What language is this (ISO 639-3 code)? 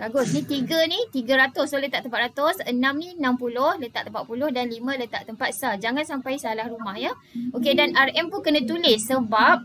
msa